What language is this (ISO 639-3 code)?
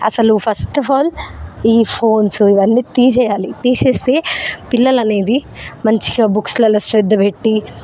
tel